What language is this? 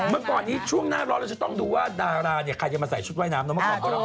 Thai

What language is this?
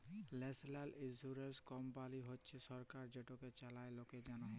Bangla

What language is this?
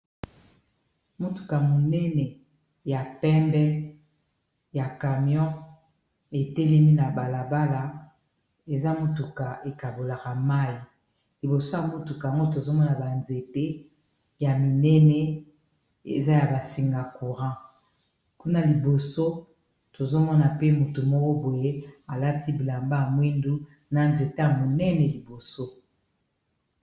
Lingala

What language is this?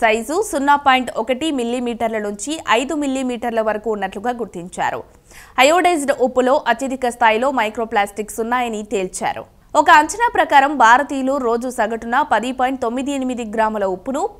Telugu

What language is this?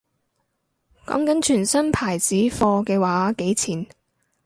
Cantonese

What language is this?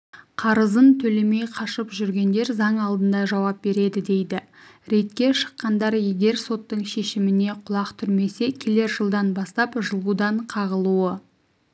Kazakh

